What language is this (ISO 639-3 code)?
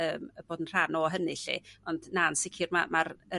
cym